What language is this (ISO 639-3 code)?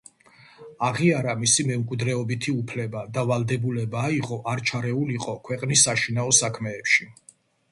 kat